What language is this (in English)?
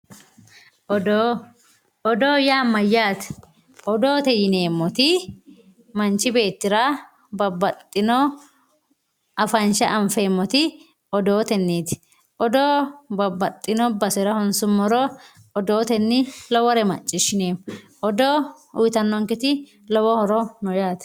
Sidamo